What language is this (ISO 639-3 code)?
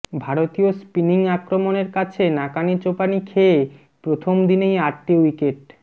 ben